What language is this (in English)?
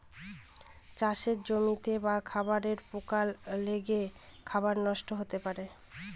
Bangla